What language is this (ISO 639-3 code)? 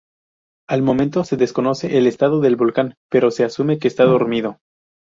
spa